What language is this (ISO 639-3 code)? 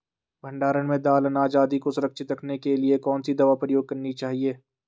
hin